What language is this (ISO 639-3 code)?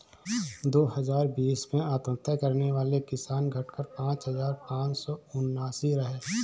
hin